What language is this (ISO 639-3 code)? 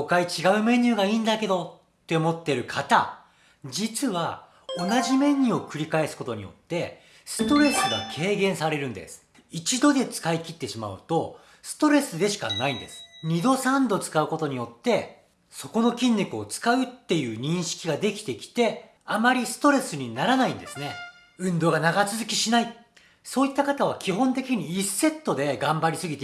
jpn